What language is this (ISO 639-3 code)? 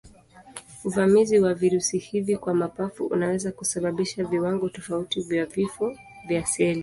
swa